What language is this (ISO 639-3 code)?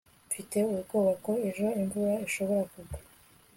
kin